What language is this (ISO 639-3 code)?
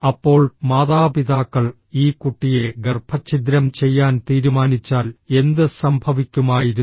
mal